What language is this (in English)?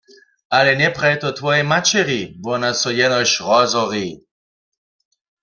Upper Sorbian